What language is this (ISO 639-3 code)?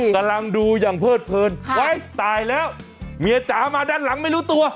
tha